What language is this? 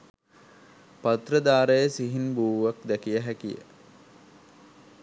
Sinhala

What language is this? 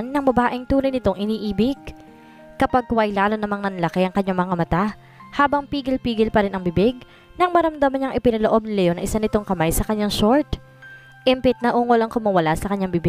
Filipino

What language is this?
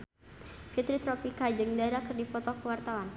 Sundanese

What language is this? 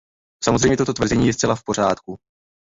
Czech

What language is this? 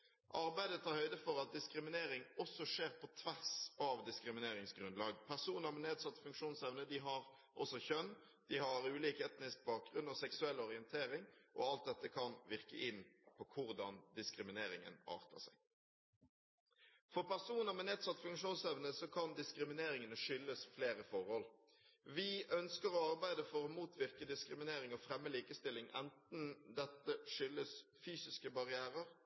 Norwegian Bokmål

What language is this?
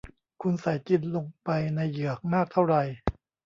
Thai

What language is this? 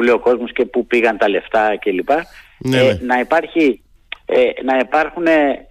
Greek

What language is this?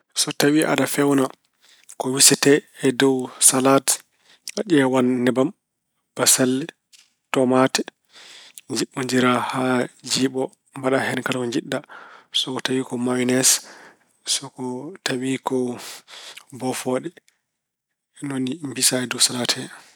Fula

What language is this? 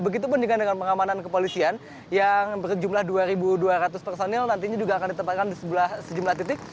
Indonesian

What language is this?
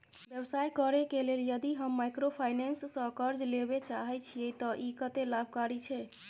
Maithili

